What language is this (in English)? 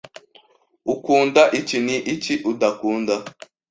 Kinyarwanda